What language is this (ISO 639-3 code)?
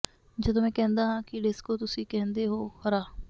pan